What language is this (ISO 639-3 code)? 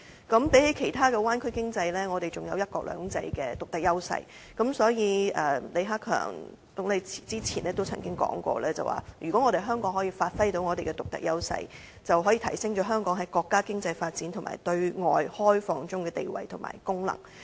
yue